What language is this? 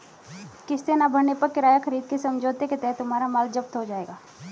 Hindi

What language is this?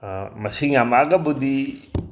Manipuri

